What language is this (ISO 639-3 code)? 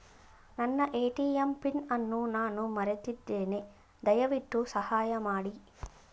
kan